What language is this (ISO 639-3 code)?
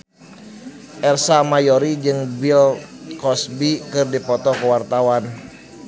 sun